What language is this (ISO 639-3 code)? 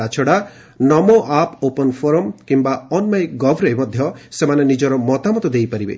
ori